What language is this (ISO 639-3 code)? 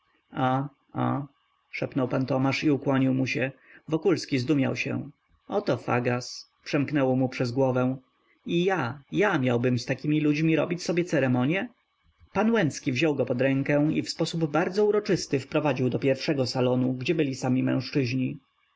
pol